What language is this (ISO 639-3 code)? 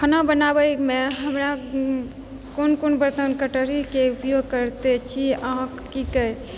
mai